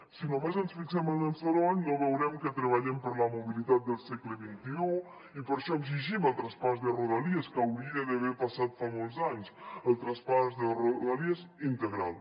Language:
Catalan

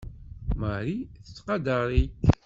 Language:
Kabyle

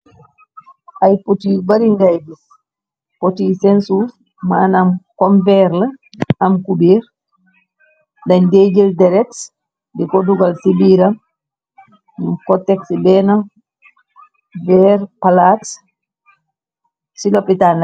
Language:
Wolof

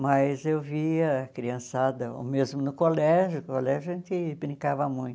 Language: Portuguese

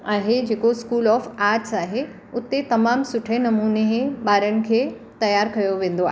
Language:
Sindhi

